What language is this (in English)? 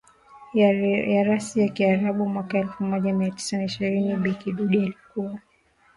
Swahili